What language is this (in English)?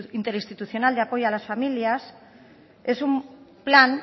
Spanish